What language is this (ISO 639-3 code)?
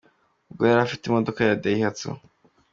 kin